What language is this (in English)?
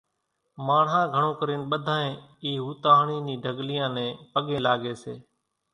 Kachi Koli